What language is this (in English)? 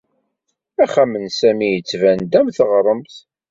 Kabyle